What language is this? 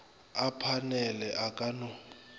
Northern Sotho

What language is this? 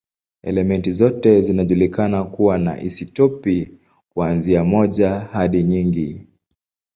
Swahili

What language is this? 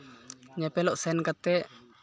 Santali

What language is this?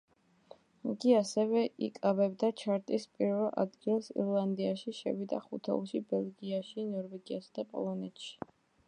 Georgian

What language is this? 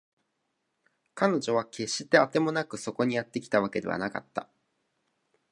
Japanese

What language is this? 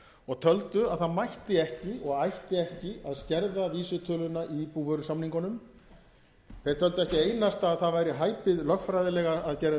Icelandic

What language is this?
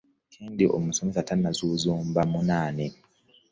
Ganda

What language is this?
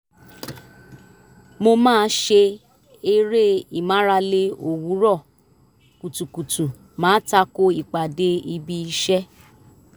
Yoruba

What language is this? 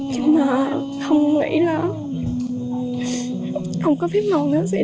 Vietnamese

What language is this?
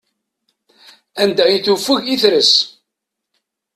Kabyle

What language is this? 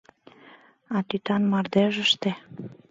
Mari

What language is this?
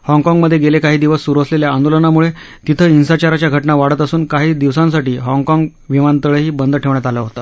Marathi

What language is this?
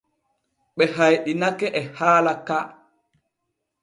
Borgu Fulfulde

